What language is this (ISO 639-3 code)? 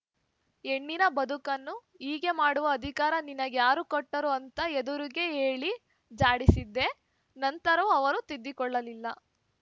kan